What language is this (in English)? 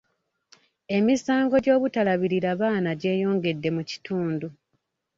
Ganda